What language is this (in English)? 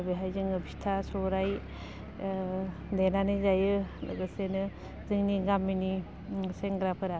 Bodo